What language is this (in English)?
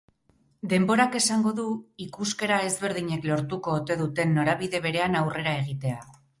Basque